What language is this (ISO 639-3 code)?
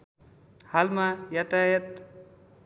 nep